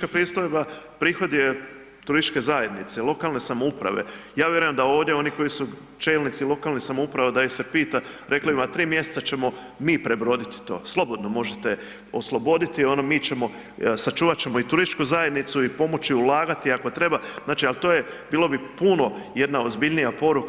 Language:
Croatian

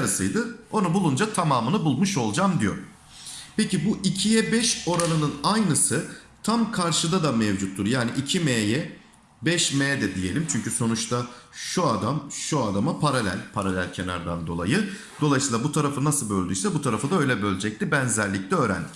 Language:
Turkish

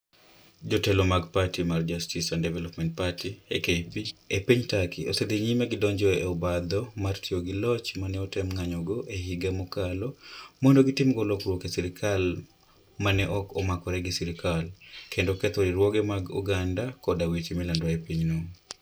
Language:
Luo (Kenya and Tanzania)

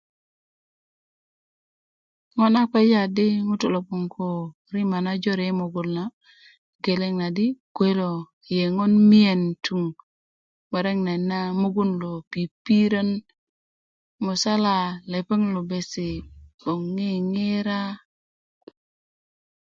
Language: Kuku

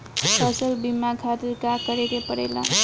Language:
Bhojpuri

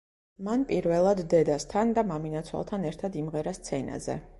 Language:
Georgian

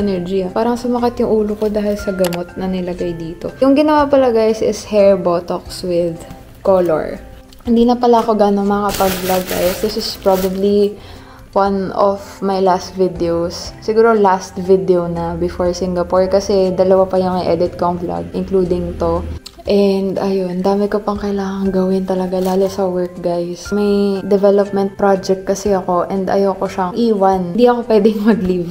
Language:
Filipino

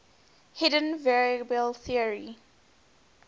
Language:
English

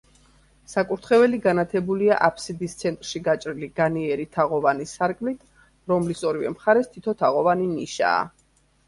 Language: Georgian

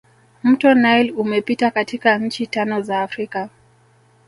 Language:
Swahili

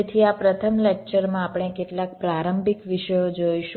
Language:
Gujarati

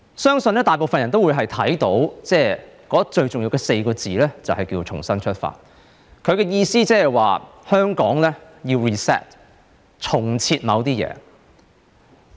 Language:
Cantonese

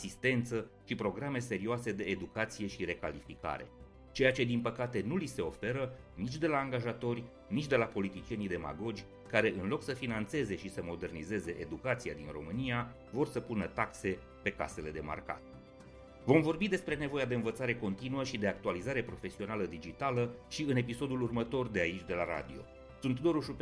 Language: Romanian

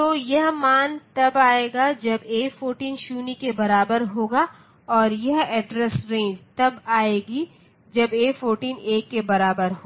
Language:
Hindi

